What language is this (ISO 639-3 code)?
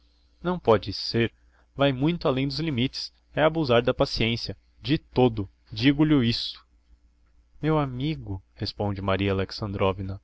por